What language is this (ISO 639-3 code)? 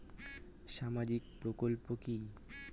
ben